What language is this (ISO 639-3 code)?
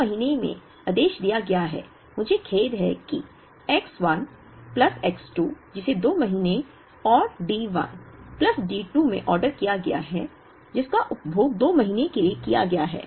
hin